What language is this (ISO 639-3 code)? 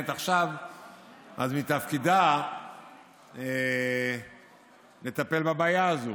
heb